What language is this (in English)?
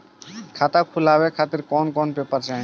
Bhojpuri